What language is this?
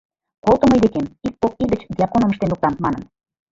Mari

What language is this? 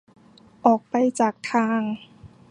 Thai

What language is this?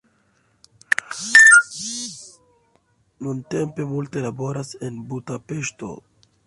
Esperanto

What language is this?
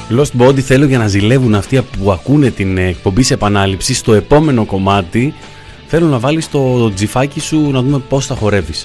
Greek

